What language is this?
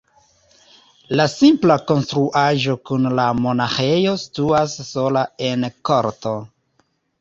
Esperanto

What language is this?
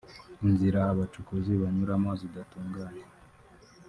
Kinyarwanda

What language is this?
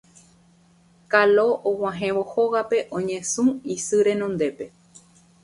Guarani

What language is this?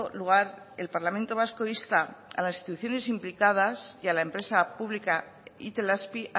Spanish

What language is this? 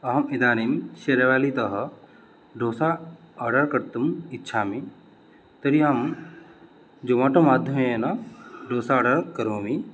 Sanskrit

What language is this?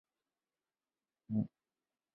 Chinese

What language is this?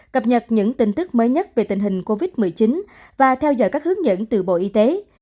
Vietnamese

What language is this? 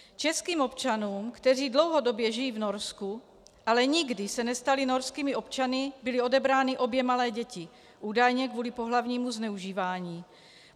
Czech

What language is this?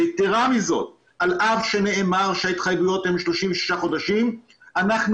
Hebrew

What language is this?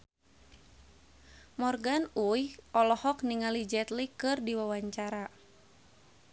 Sundanese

